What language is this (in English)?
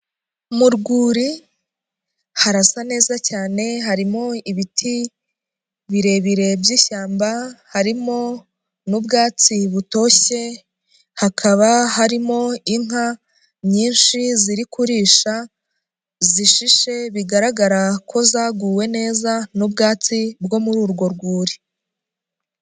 Kinyarwanda